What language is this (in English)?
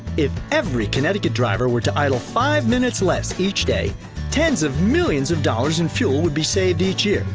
English